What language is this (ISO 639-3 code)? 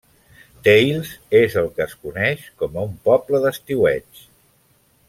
cat